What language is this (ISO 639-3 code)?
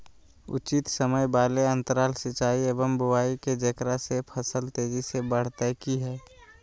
mag